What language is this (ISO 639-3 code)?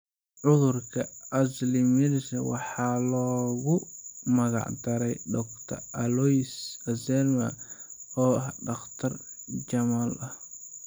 som